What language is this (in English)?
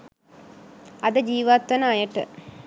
Sinhala